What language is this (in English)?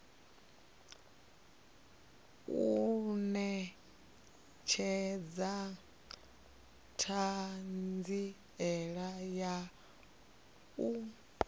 Venda